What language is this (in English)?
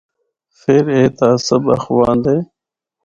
Northern Hindko